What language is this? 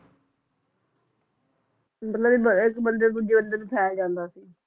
Punjabi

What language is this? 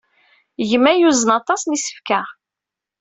Kabyle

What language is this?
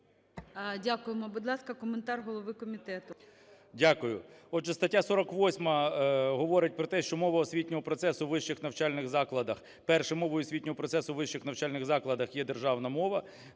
Ukrainian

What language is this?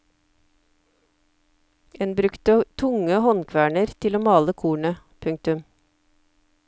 Norwegian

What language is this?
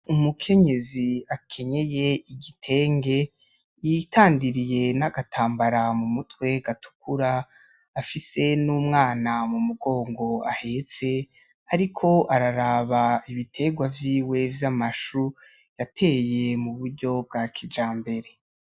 Rundi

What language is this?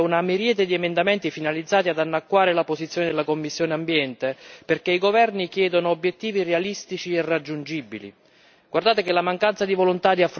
Italian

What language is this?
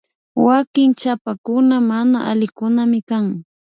Imbabura Highland Quichua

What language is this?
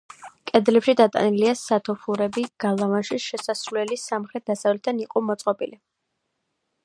Georgian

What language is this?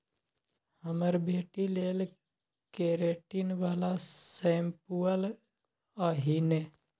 Maithili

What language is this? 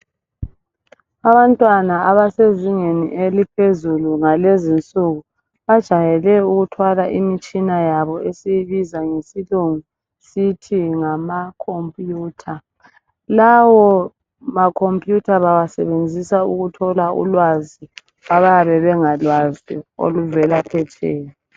North Ndebele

